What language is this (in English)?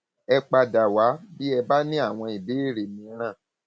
Yoruba